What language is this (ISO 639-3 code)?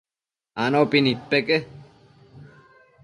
mcf